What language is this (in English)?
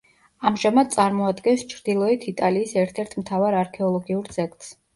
Georgian